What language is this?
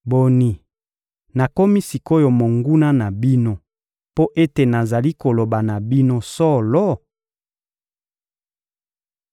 Lingala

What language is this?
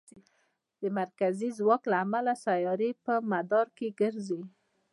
Pashto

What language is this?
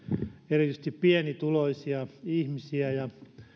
Finnish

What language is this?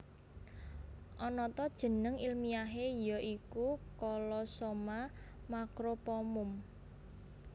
Javanese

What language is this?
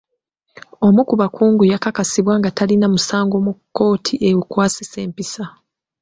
Ganda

